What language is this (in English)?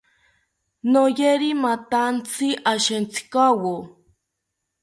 South Ucayali Ashéninka